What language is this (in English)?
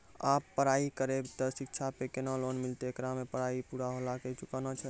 Maithili